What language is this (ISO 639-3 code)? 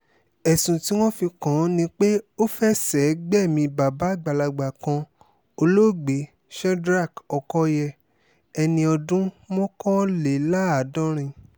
yor